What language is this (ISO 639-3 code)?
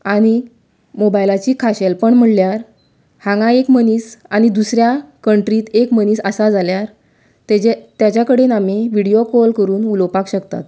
kok